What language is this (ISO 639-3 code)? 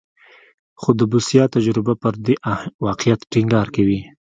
pus